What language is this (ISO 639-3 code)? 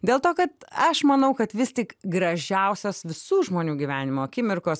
lit